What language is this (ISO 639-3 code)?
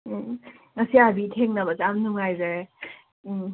mni